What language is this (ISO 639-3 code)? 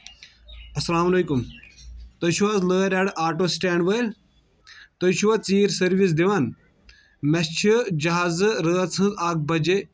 kas